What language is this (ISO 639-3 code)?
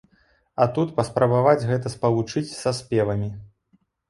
bel